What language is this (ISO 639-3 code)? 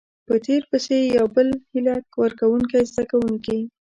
pus